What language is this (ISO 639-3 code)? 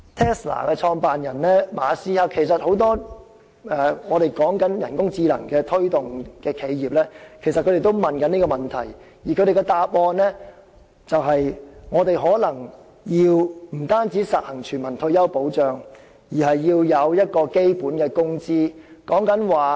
yue